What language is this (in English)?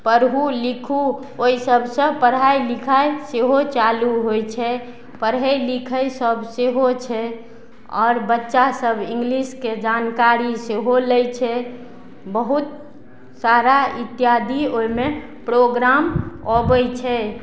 Maithili